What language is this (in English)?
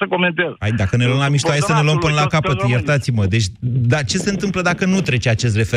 Romanian